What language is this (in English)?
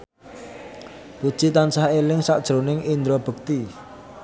Javanese